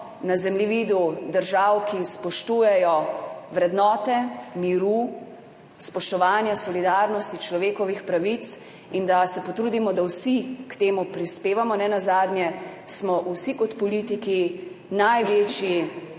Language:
Slovenian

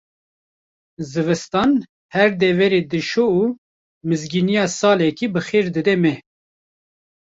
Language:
Kurdish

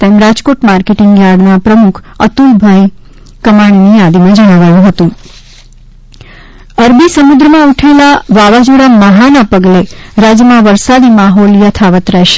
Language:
Gujarati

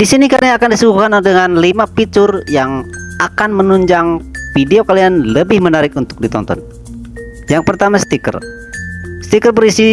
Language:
Indonesian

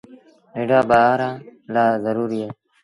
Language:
Sindhi Bhil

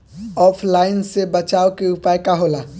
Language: Bhojpuri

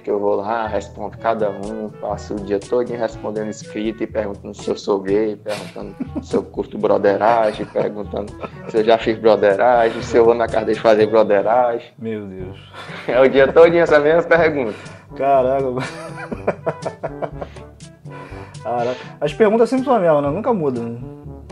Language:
Portuguese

